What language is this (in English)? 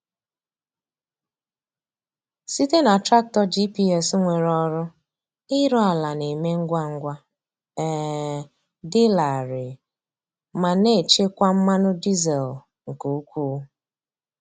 Igbo